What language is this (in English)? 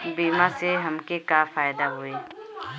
Bhojpuri